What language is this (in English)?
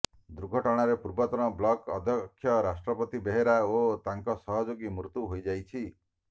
Odia